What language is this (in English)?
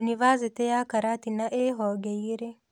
Kikuyu